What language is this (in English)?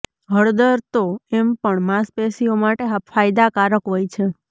Gujarati